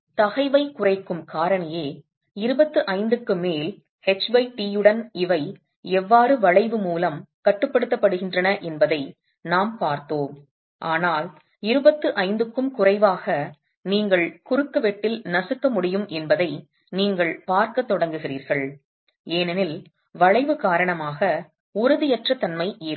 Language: Tamil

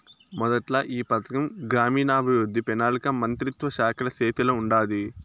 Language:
Telugu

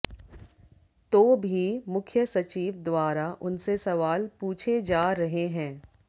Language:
Hindi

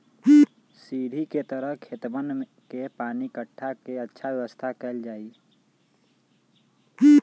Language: Magahi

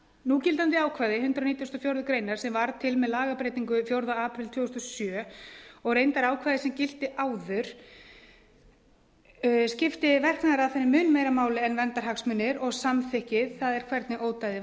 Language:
Icelandic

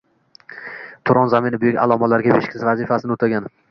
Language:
Uzbek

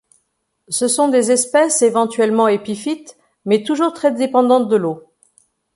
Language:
French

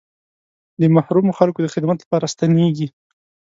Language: Pashto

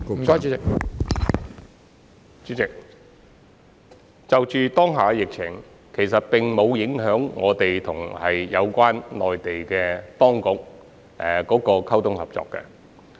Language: Cantonese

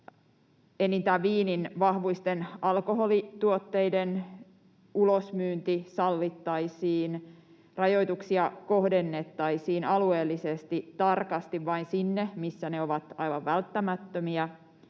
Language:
Finnish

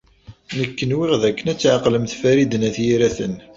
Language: Kabyle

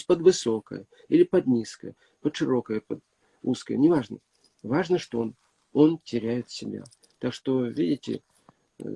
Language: Russian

